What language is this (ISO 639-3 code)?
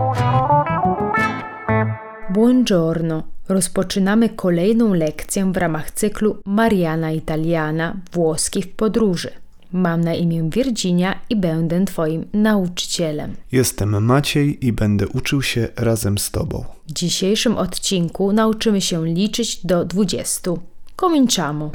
pol